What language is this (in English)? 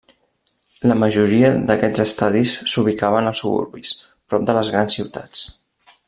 Catalan